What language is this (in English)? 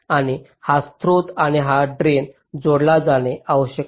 Marathi